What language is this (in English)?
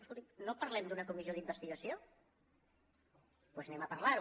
Catalan